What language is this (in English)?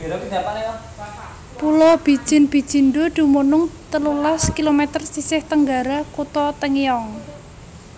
Javanese